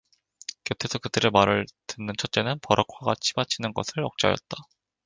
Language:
Korean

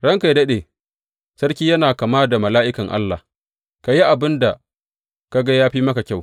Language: Hausa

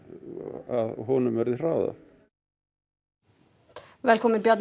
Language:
Icelandic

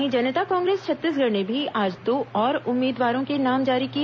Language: Hindi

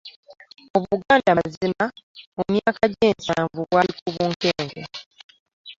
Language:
Ganda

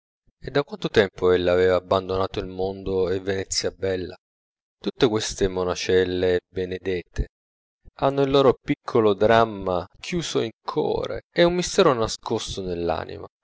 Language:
Italian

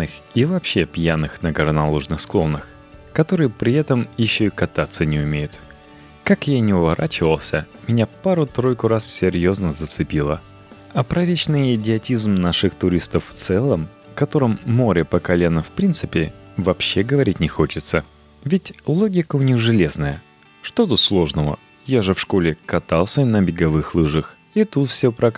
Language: Russian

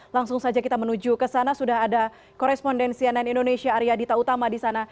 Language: Indonesian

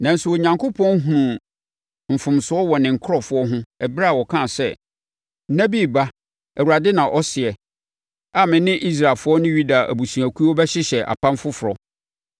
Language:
Akan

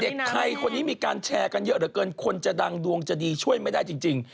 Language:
Thai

